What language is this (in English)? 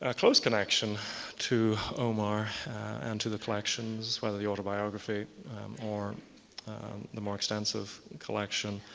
English